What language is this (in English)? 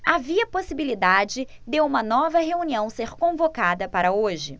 Portuguese